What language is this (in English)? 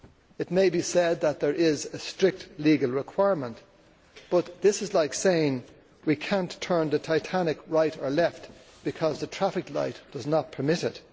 English